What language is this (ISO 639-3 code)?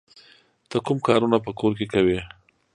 pus